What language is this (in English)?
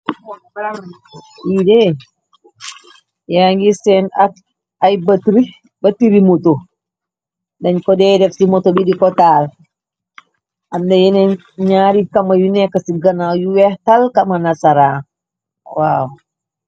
Wolof